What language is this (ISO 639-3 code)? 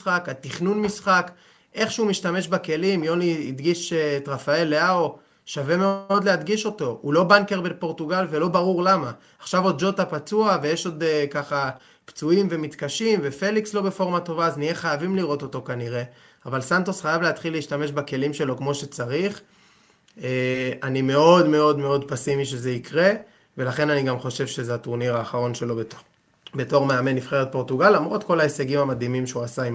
heb